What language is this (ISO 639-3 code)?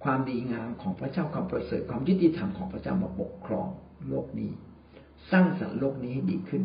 tha